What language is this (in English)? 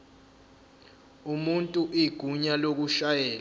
Zulu